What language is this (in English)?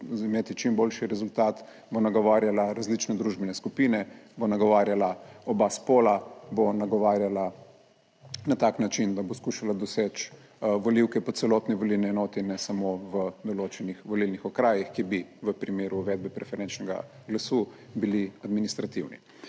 Slovenian